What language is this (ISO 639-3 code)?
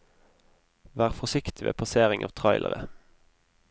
nor